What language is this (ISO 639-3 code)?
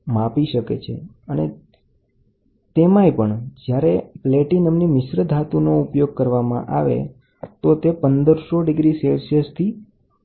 guj